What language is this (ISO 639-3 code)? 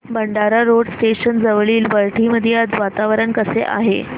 mar